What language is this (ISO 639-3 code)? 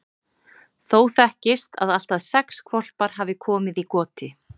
isl